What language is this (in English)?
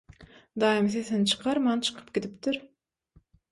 Turkmen